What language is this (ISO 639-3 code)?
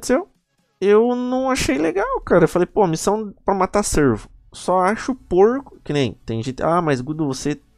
por